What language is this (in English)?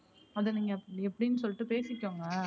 Tamil